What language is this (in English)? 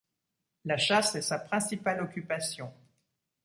French